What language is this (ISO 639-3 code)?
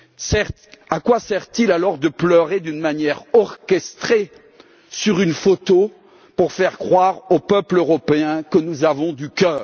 fra